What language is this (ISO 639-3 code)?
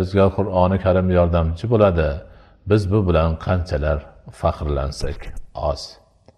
nld